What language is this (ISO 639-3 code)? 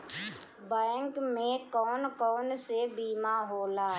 bho